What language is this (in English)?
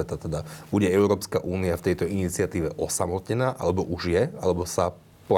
Slovak